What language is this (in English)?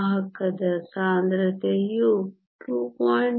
Kannada